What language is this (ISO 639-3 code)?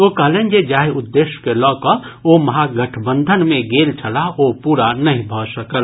mai